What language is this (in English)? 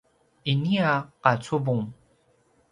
Paiwan